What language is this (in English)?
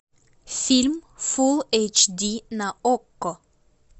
Russian